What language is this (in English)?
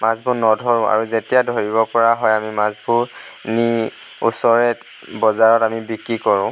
Assamese